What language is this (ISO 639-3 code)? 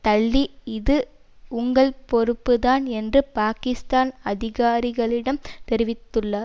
tam